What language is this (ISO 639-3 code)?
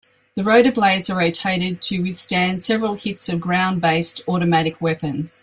eng